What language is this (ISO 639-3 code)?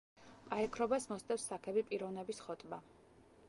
kat